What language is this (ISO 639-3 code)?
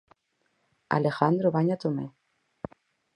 glg